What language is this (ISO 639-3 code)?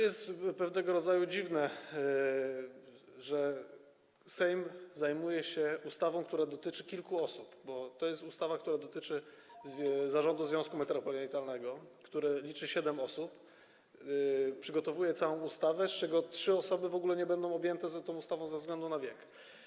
pol